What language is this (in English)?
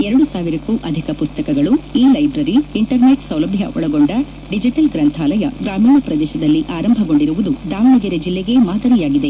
Kannada